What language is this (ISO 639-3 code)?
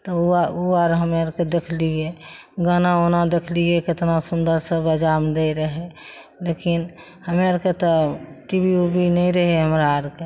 mai